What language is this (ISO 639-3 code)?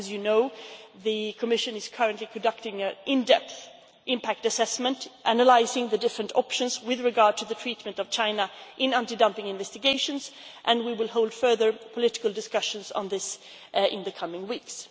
eng